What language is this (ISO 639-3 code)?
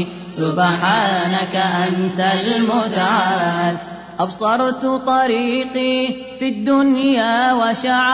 ara